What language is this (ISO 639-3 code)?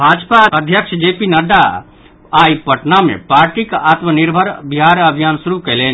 mai